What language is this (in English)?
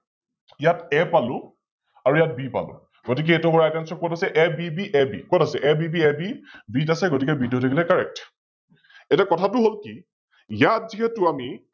Assamese